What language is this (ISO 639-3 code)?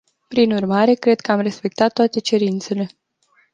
ron